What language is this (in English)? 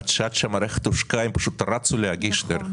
Hebrew